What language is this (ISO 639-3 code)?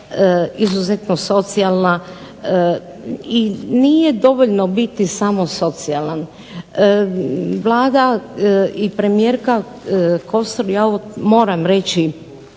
hrv